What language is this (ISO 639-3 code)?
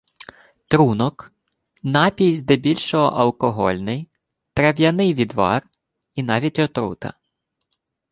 ukr